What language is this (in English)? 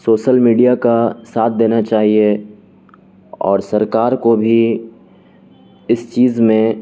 Urdu